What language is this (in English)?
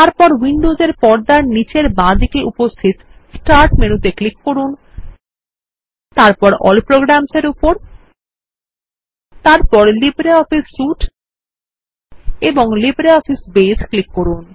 Bangla